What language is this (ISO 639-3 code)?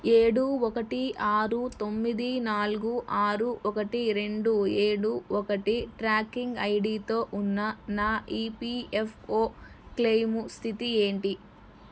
tel